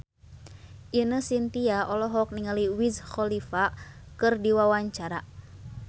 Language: Sundanese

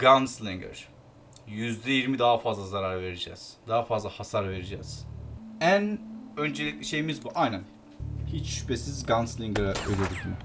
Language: Turkish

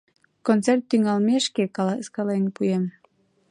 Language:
Mari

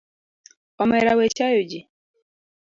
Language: Luo (Kenya and Tanzania)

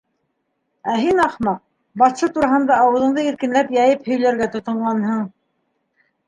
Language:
Bashkir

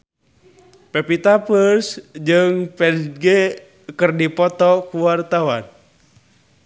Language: Sundanese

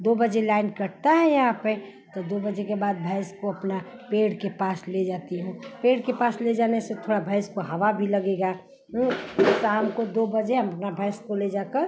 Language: Hindi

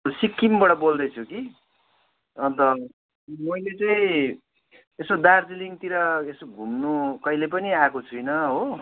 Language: Nepali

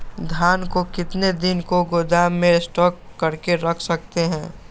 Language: Magahi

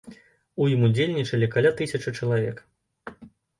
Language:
Belarusian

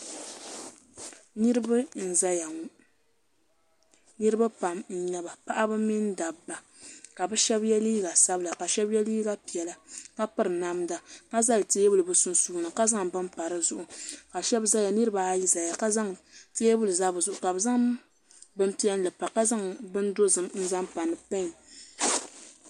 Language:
Dagbani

